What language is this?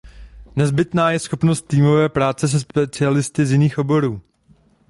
Czech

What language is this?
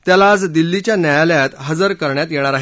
Marathi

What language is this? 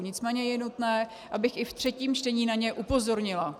Czech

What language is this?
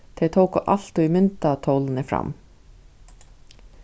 Faroese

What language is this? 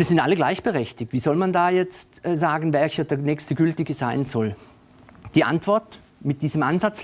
German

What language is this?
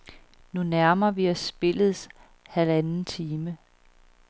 Danish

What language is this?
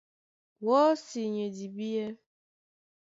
Duala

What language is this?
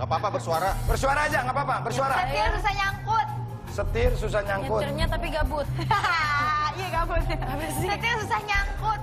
Indonesian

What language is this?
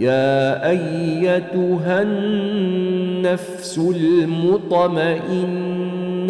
Arabic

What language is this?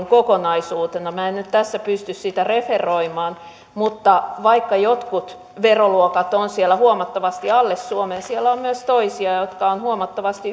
Finnish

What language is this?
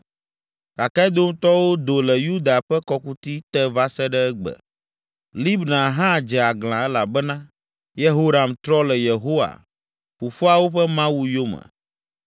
Ewe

